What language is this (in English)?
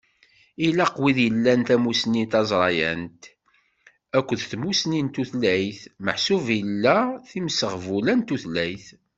Kabyle